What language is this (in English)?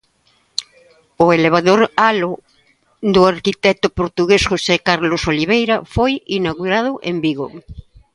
Galician